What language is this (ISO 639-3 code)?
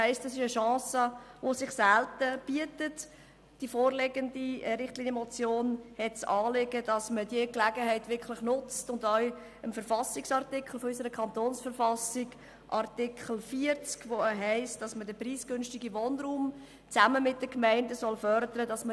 gsw